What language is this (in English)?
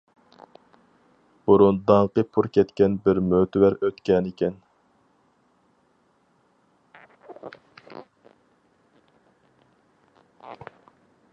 Uyghur